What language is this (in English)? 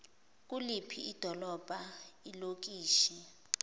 Zulu